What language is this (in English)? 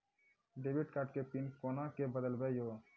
Maithili